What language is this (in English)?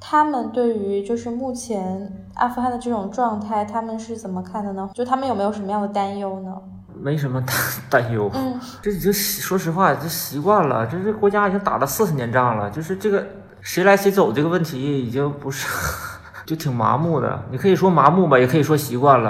Chinese